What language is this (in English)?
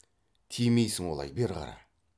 Kazakh